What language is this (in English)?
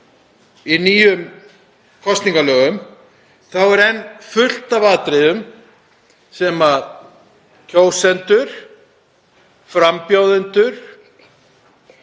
Icelandic